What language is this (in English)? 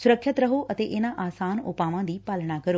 Punjabi